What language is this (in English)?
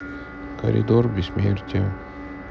Russian